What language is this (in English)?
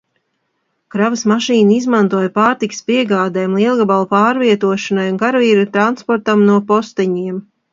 Latvian